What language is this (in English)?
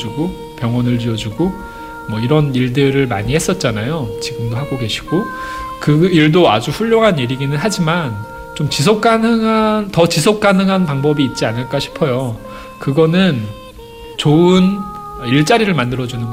Korean